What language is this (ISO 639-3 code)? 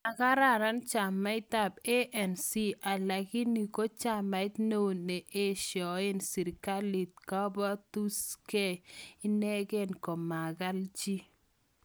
kln